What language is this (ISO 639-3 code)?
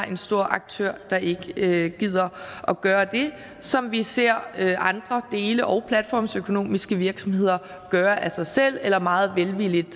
dan